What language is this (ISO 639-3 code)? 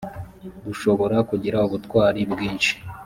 kin